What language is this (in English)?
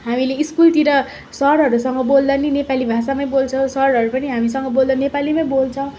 Nepali